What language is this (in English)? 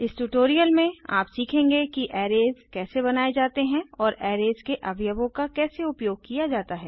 Hindi